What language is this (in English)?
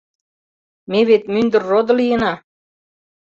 Mari